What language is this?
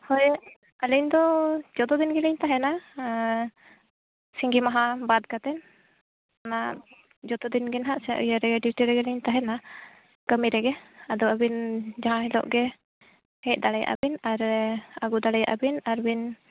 Santali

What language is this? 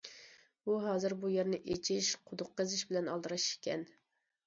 Uyghur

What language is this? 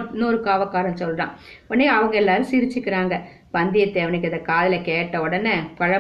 Tamil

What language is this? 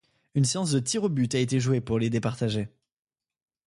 French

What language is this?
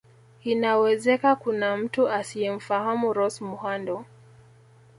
Swahili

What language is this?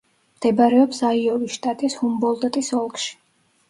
Georgian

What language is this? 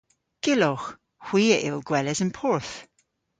Cornish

